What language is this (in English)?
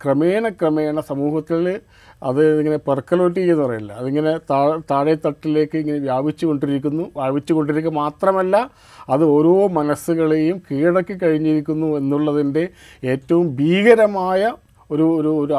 Malayalam